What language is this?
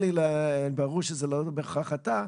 Hebrew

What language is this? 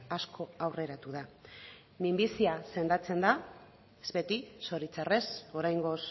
Basque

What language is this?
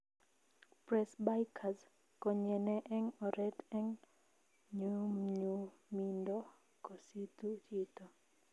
Kalenjin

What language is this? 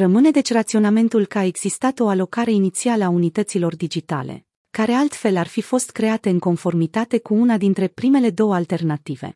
Romanian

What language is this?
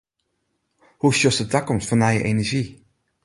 Western Frisian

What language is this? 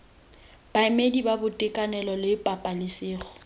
Tswana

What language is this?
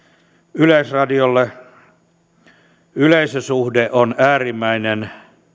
Finnish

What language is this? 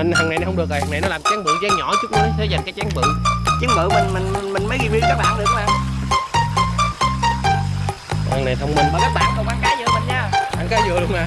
Vietnamese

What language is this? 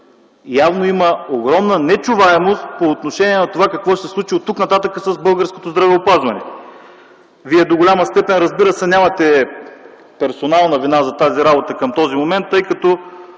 Bulgarian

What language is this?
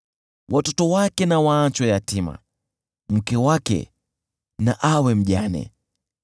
Swahili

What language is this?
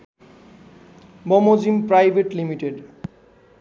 Nepali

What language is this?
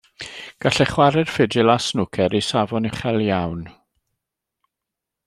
Welsh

